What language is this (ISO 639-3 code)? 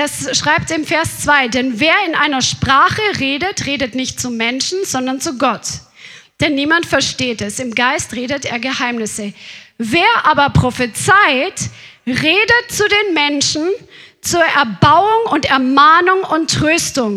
deu